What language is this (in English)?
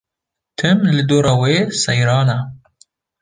Kurdish